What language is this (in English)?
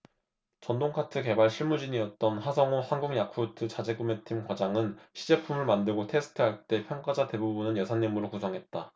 Korean